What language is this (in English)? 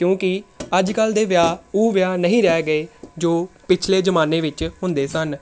Punjabi